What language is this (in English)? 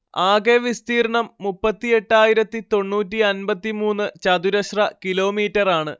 Malayalam